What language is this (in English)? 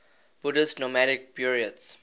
English